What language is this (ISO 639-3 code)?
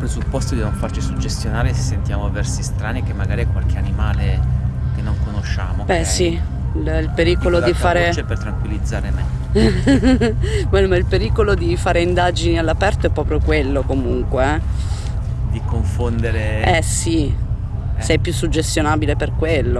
ita